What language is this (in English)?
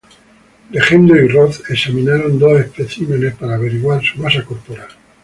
Spanish